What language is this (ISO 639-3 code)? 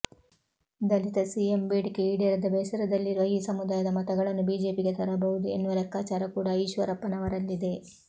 kan